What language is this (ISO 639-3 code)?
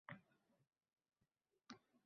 uzb